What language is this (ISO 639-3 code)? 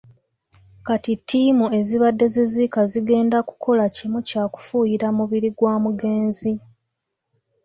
lug